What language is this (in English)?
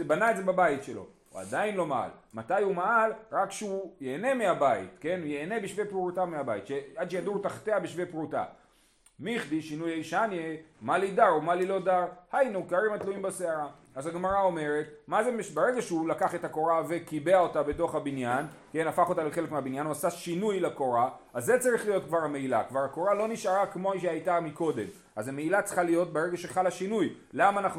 Hebrew